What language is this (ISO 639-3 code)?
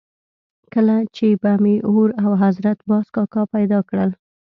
pus